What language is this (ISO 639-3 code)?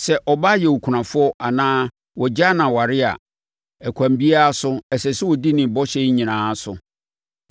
aka